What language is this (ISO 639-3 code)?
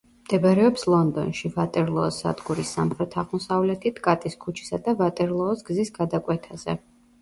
kat